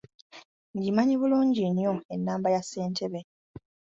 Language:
Ganda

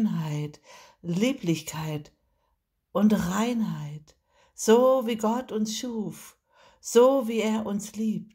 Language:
German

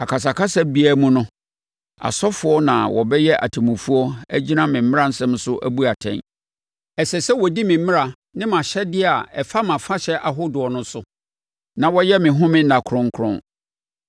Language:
Akan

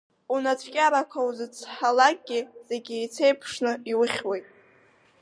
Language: Abkhazian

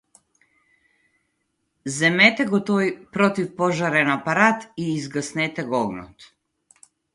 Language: Macedonian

